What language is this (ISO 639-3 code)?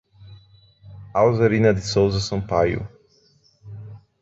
por